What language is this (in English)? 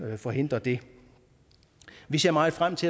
Danish